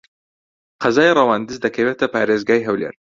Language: Central Kurdish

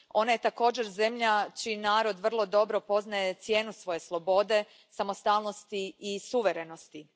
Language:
Croatian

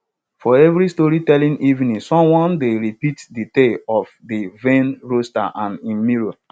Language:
Nigerian Pidgin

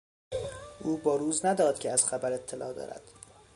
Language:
Persian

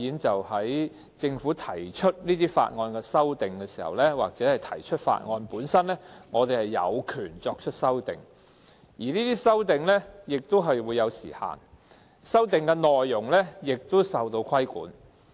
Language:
Cantonese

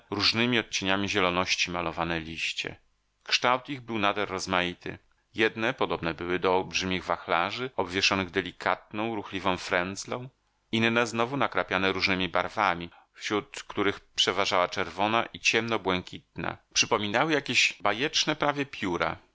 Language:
Polish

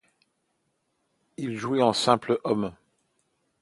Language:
French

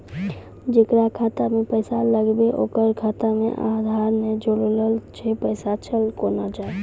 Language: Maithili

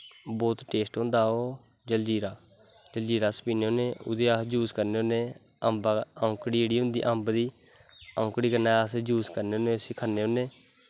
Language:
Dogri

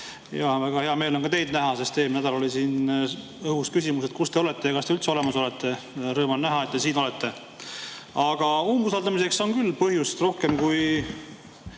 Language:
Estonian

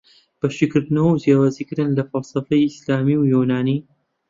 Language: Central Kurdish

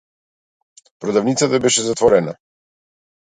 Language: Macedonian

